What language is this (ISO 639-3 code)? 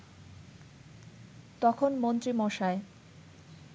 ben